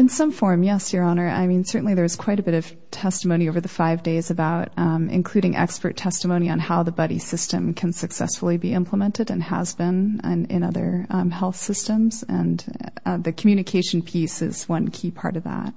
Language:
English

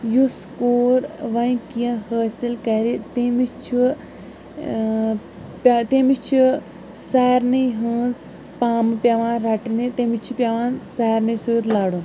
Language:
Kashmiri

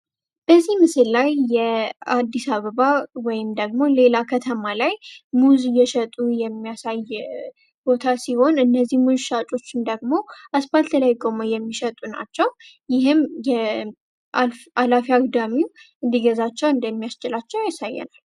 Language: Amharic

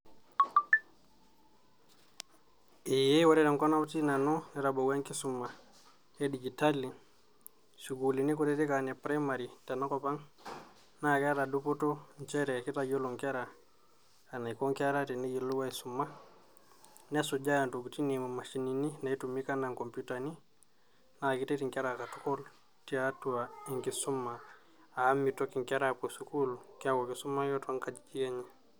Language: Masai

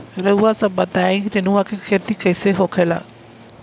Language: Bhojpuri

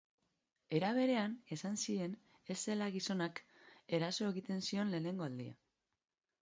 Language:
Basque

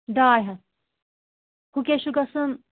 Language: Kashmiri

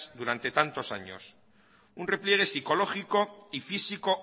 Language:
Spanish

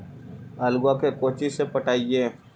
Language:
Magahi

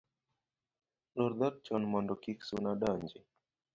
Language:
Luo (Kenya and Tanzania)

